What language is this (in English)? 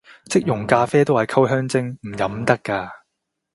Cantonese